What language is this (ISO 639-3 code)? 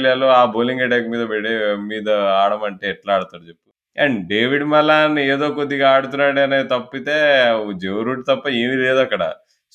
tel